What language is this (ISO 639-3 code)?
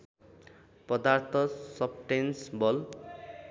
nep